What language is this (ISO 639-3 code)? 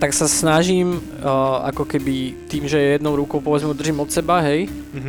slk